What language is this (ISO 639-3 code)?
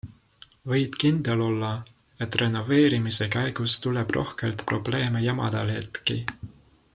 est